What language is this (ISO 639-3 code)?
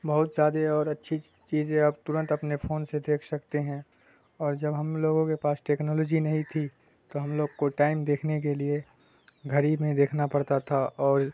urd